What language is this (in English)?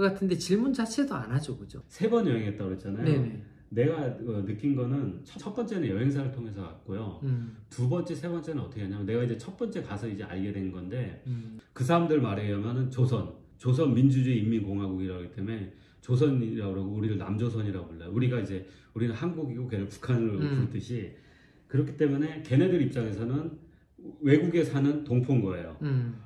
Korean